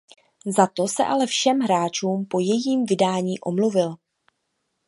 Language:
Czech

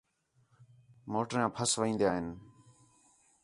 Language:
Khetrani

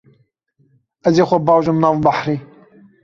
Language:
Kurdish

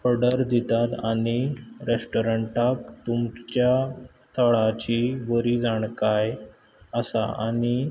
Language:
Konkani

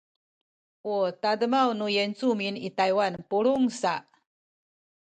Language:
Sakizaya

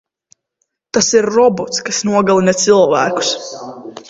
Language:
Latvian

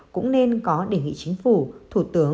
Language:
Vietnamese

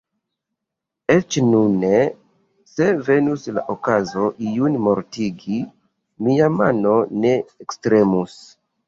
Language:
Esperanto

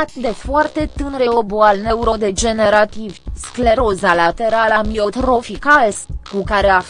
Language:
Romanian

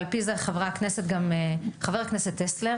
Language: Hebrew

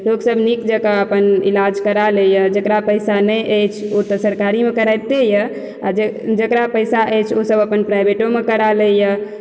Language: Maithili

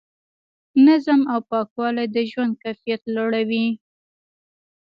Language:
Pashto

